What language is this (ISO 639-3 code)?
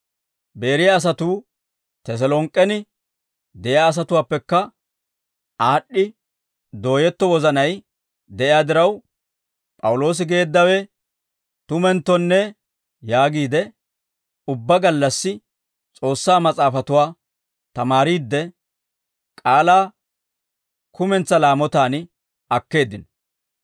dwr